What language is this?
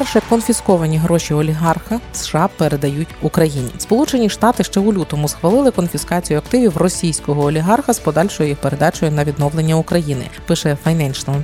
Ukrainian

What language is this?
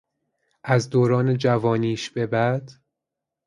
Persian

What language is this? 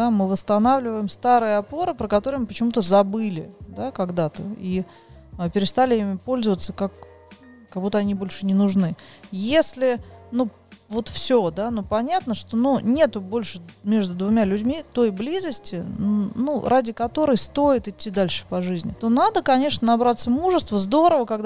Russian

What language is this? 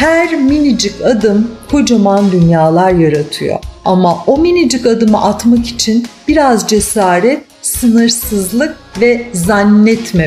Turkish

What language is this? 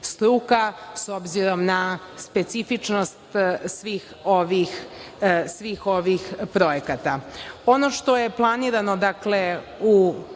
Serbian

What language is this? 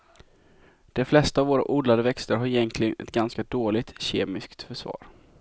Swedish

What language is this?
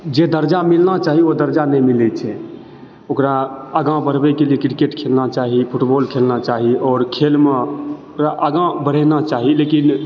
Maithili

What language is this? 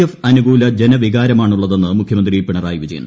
Malayalam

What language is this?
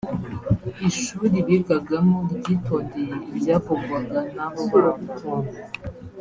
Kinyarwanda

